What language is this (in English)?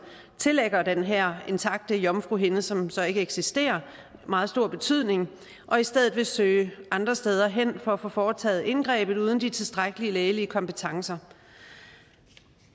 Danish